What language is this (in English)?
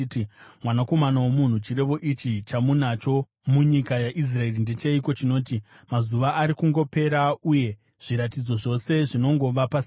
Shona